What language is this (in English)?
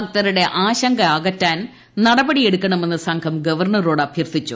Malayalam